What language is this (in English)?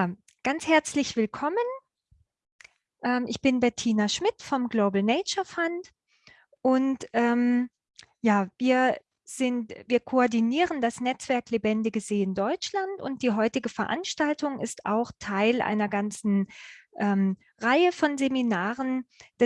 German